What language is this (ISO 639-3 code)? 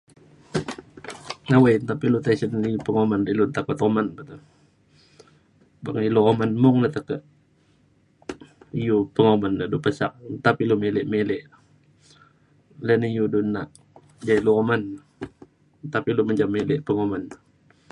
xkl